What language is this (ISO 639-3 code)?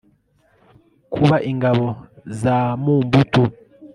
kin